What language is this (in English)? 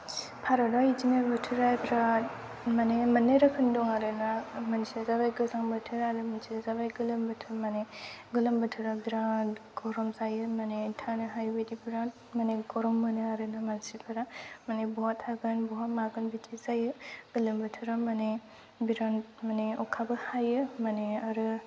Bodo